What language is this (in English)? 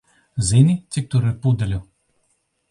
Latvian